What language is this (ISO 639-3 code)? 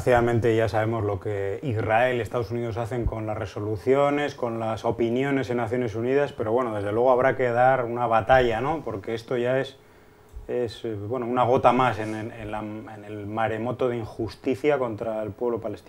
spa